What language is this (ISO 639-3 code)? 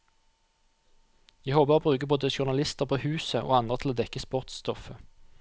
nor